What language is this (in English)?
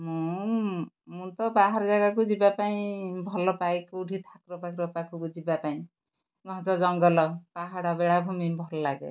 Odia